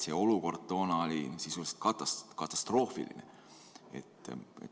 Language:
Estonian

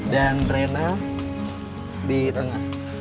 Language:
Indonesian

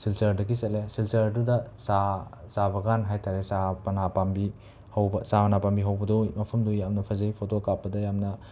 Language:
Manipuri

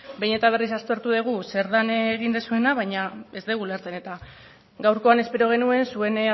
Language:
Basque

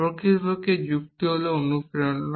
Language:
Bangla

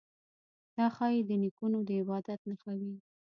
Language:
Pashto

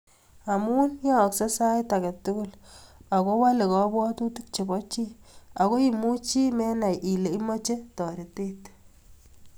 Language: Kalenjin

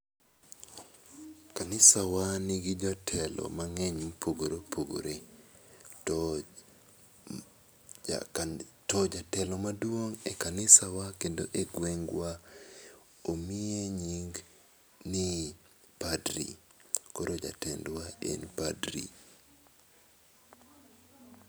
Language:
Luo (Kenya and Tanzania)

